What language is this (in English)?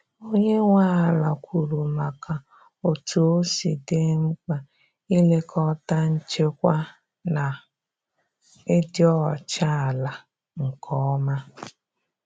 Igbo